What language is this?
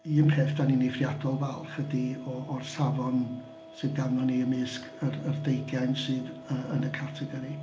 Welsh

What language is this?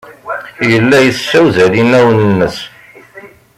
Kabyle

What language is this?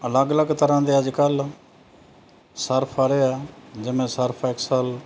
Punjabi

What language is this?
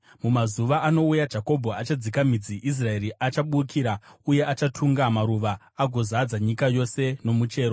Shona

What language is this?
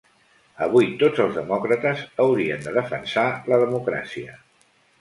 Catalan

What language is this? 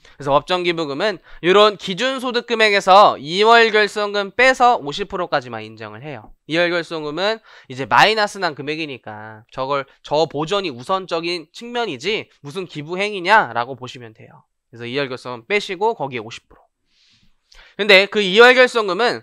Korean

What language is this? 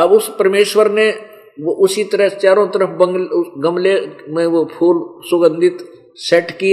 Hindi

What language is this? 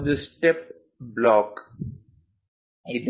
Kannada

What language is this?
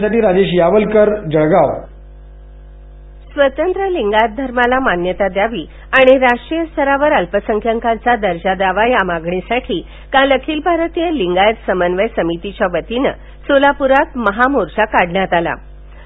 Marathi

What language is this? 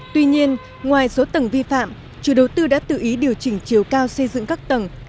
Vietnamese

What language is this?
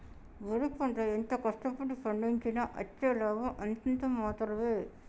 Telugu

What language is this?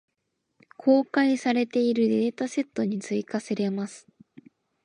Japanese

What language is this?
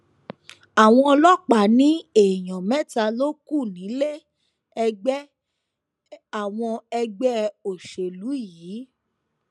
Yoruba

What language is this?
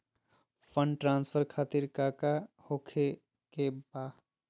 Magahi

